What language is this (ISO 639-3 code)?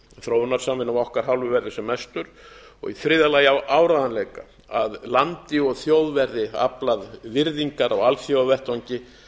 isl